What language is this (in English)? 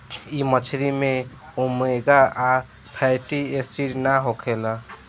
Bhojpuri